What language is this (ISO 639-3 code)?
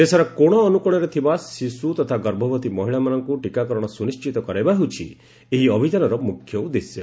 ori